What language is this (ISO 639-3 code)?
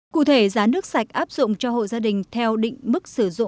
vie